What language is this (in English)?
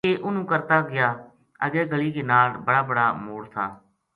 Gujari